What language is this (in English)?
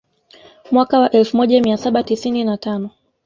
Swahili